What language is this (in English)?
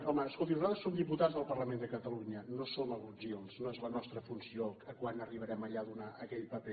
Catalan